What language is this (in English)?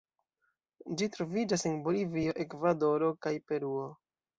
Esperanto